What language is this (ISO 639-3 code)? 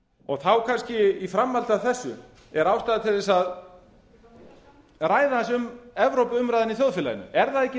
isl